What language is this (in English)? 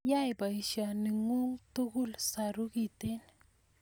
Kalenjin